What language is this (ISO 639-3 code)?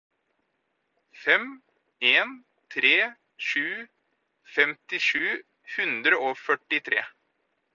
nob